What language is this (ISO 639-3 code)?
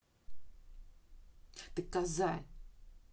rus